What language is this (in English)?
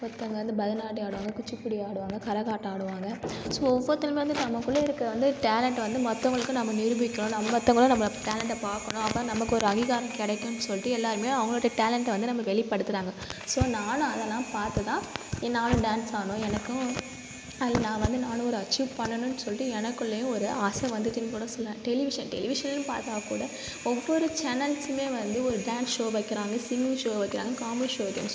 Tamil